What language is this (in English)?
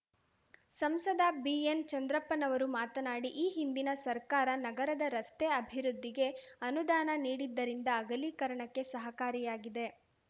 Kannada